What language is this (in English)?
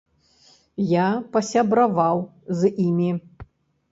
Belarusian